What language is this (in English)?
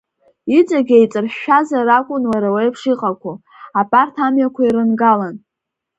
Abkhazian